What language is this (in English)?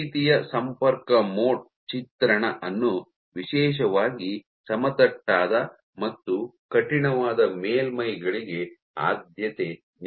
Kannada